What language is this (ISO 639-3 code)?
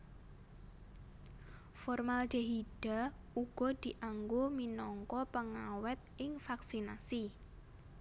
jav